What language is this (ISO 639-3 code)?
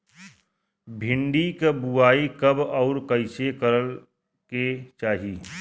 bho